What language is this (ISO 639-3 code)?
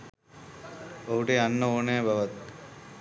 sin